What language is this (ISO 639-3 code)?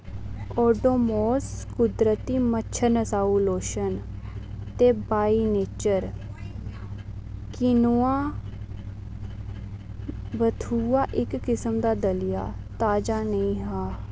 doi